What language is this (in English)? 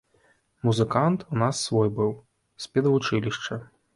Belarusian